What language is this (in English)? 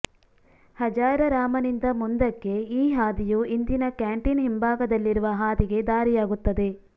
Kannada